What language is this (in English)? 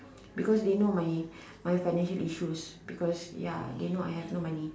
English